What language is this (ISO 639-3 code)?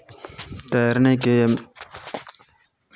hin